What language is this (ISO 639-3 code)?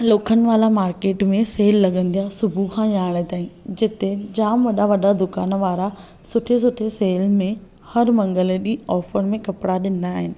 snd